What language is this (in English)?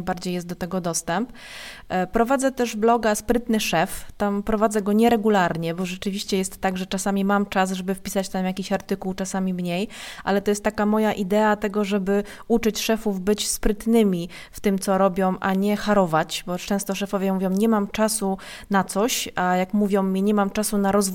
Polish